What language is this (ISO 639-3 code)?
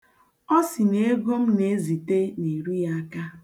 ibo